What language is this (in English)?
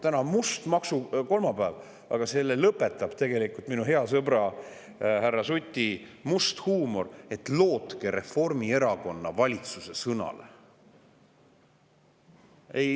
Estonian